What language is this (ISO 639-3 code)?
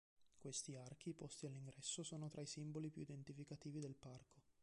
ita